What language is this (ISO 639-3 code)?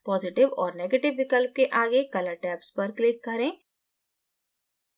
hin